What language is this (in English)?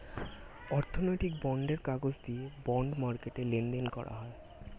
Bangla